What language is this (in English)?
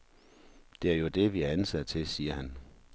Danish